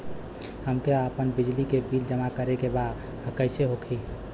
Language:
Bhojpuri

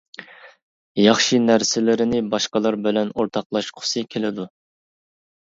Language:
Uyghur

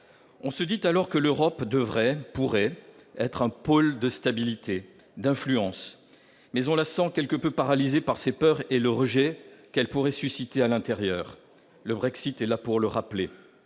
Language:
French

